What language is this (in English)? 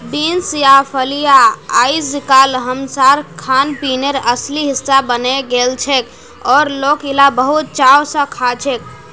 Magahi